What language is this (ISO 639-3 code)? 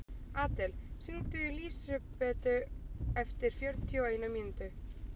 isl